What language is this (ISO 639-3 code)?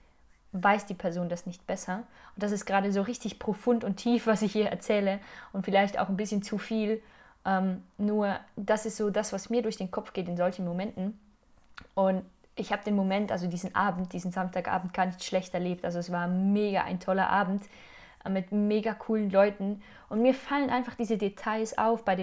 deu